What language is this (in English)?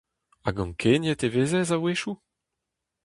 Breton